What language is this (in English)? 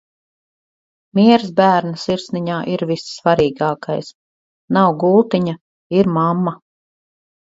Latvian